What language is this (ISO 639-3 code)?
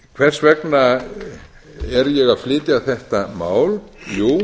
isl